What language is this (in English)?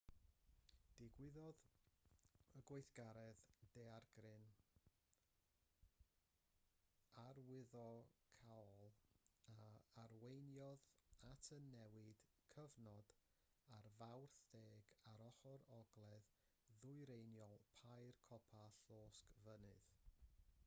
Welsh